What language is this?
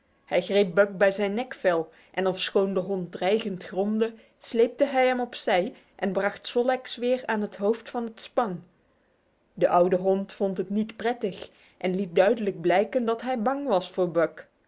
Dutch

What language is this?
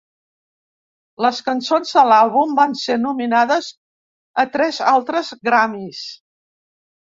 Catalan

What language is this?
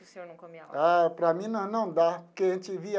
Portuguese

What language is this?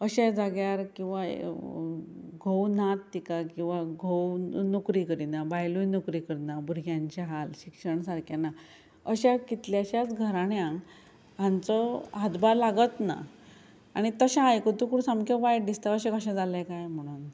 Konkani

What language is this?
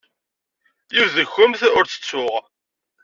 Kabyle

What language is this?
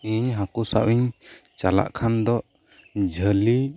Santali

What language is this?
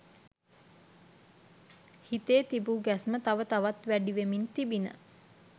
Sinhala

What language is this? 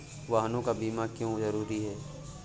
Hindi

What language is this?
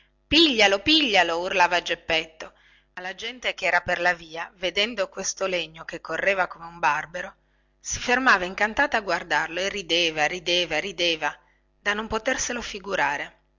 Italian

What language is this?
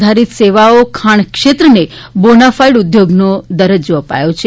Gujarati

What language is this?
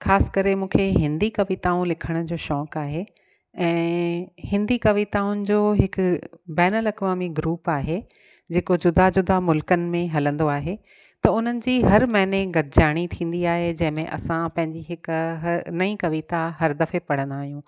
Sindhi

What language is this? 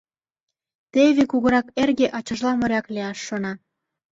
Mari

